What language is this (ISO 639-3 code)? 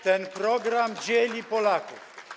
pol